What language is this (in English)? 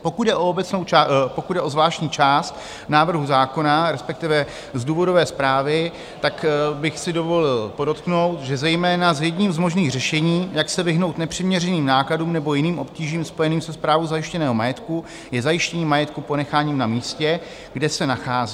Czech